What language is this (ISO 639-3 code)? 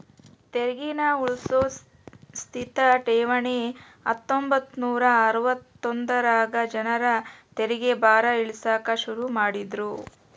kan